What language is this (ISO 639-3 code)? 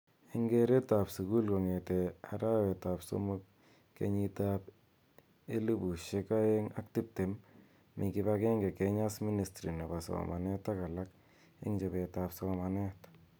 kln